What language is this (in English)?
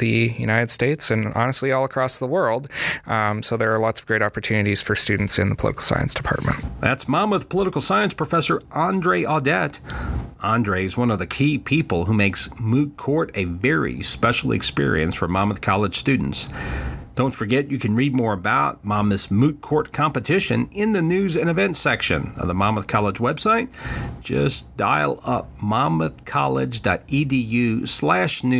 English